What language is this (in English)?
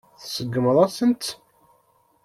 Kabyle